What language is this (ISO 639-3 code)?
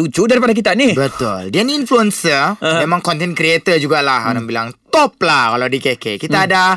msa